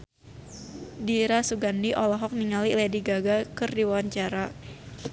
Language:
Sundanese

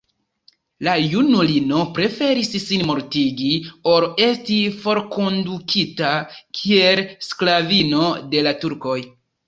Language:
Esperanto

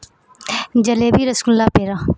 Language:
Urdu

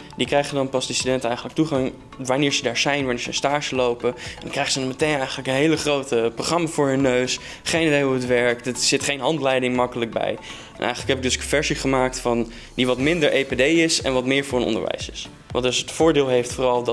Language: Dutch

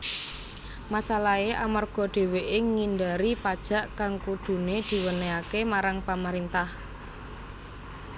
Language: Javanese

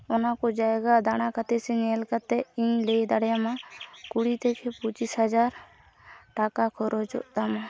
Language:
Santali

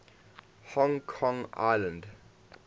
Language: English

